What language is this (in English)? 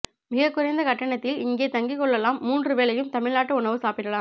Tamil